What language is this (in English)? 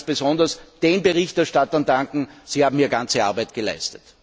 German